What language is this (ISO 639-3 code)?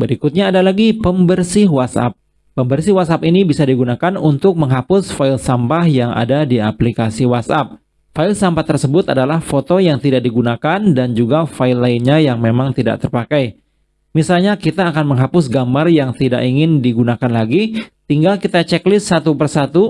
ind